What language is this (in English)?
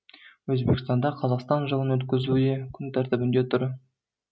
Kazakh